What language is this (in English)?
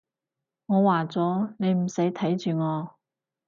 Cantonese